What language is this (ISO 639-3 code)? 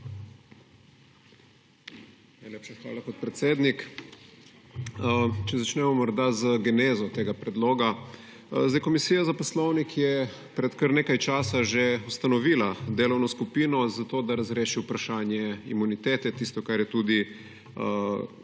slv